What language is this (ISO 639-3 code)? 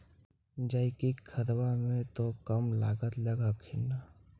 mag